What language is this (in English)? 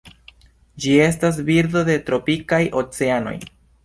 Esperanto